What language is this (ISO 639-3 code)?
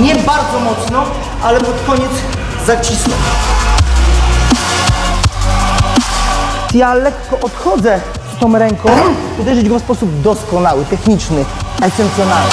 pol